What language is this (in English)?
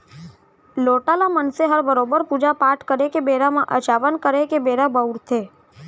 Chhattisgarhi